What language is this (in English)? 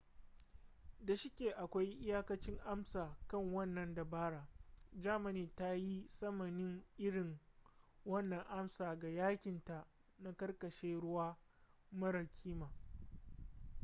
Hausa